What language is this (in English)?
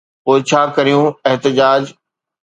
Sindhi